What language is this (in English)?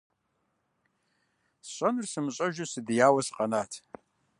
Kabardian